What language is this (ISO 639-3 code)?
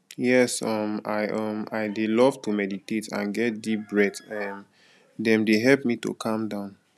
pcm